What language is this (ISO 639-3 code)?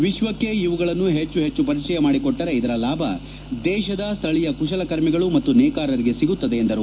kan